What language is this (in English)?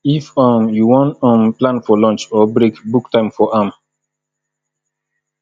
Nigerian Pidgin